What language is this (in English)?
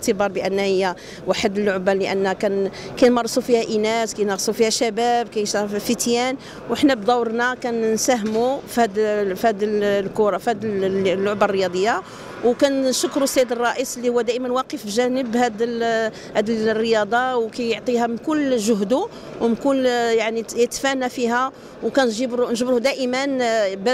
Arabic